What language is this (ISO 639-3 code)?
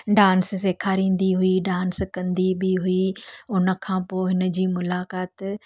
snd